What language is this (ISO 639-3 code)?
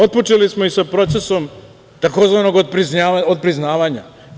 srp